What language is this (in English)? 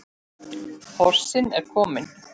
Icelandic